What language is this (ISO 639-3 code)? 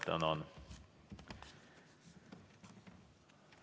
est